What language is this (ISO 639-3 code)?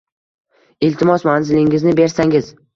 uzb